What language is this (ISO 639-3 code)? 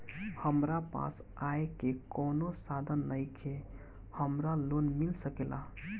bho